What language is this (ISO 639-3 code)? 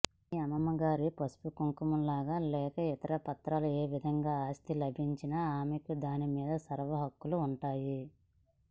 tel